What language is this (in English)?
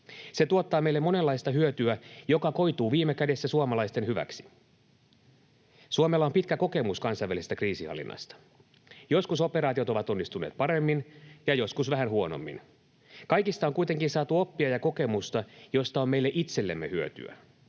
Finnish